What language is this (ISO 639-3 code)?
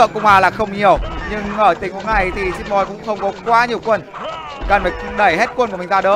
vie